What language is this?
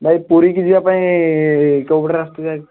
Odia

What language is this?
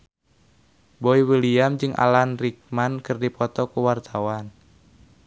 Sundanese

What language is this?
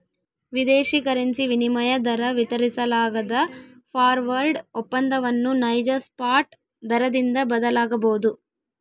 Kannada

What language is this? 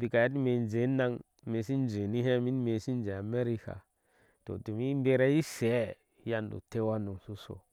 Ashe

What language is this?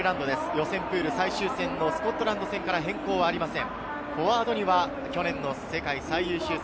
Japanese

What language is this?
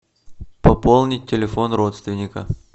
Russian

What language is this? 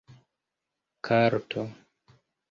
Esperanto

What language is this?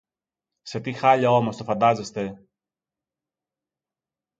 Greek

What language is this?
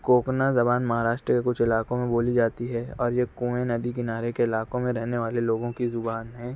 Urdu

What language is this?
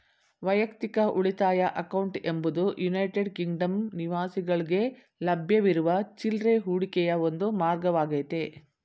Kannada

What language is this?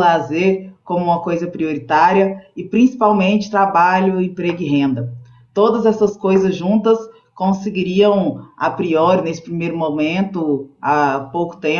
Portuguese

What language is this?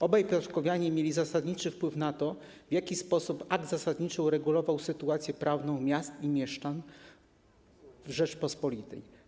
Polish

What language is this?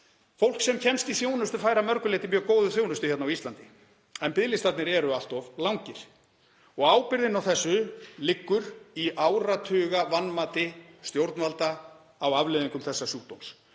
Icelandic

